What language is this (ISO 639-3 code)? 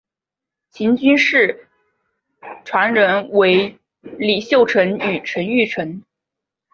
zho